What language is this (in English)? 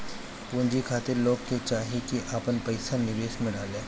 Bhojpuri